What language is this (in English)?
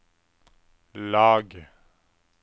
Norwegian